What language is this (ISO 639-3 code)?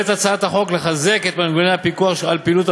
heb